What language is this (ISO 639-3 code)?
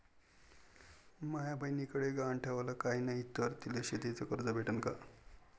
mar